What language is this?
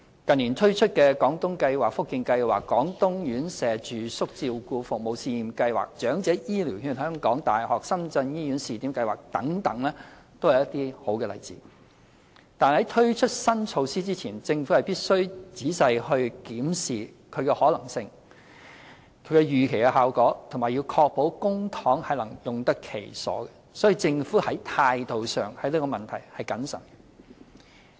Cantonese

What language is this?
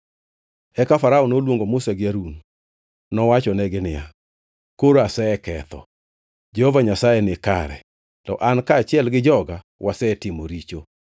Luo (Kenya and Tanzania)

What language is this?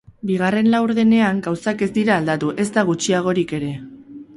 Basque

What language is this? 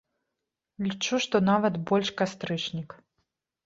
Belarusian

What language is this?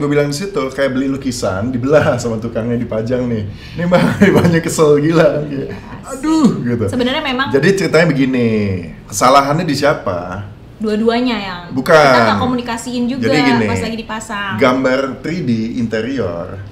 Indonesian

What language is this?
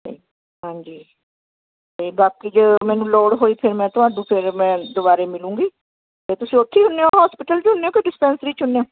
Punjabi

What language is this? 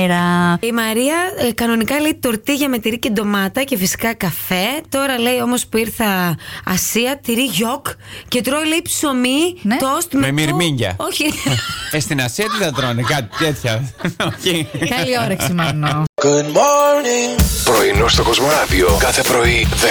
Greek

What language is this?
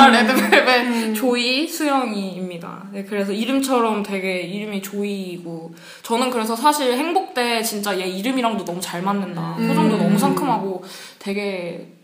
Korean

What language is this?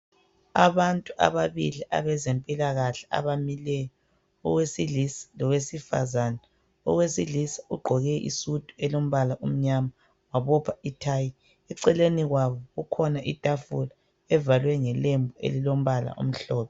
North Ndebele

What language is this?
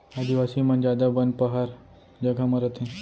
Chhattisgarhi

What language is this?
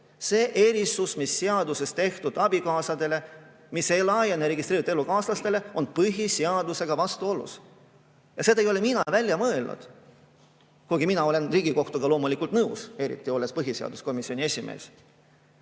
Estonian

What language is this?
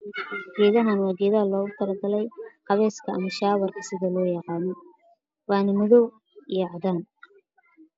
Somali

